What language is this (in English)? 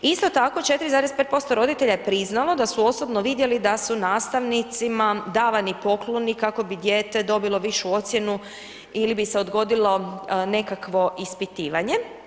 Croatian